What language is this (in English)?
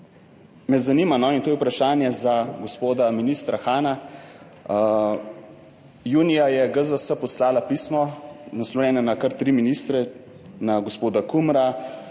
Slovenian